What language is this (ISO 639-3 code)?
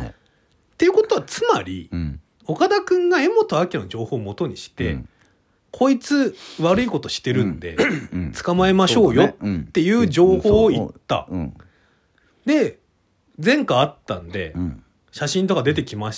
jpn